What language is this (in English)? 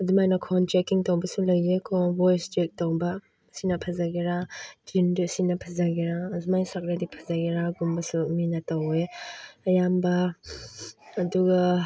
Manipuri